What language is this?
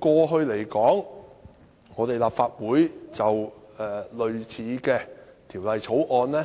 Cantonese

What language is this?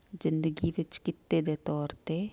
Punjabi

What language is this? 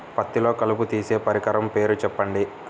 Telugu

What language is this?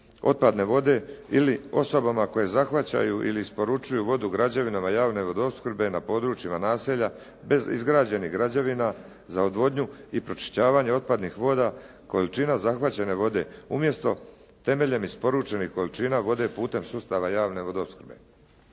Croatian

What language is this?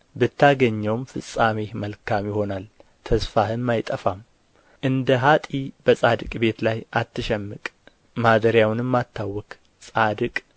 Amharic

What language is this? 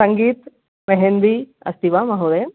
Sanskrit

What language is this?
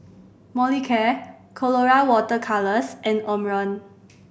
English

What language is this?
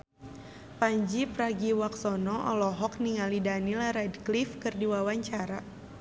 Sundanese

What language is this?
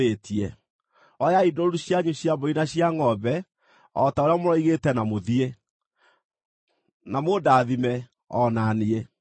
Kikuyu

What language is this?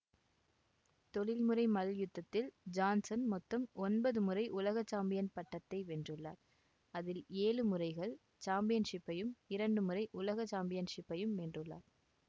Tamil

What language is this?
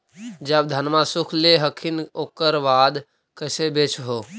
Magahi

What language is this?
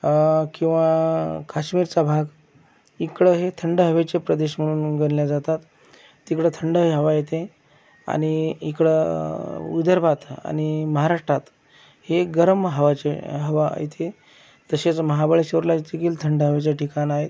Marathi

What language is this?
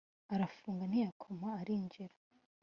Kinyarwanda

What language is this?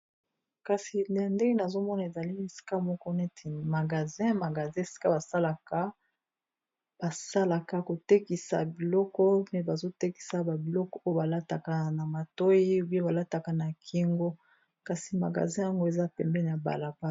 Lingala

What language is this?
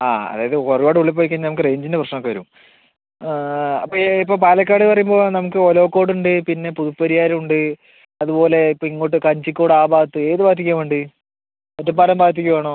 Malayalam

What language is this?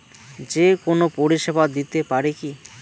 Bangla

